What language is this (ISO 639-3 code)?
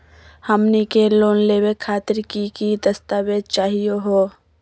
mag